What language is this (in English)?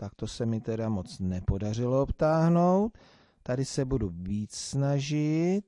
Czech